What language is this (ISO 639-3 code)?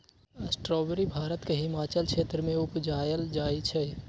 mag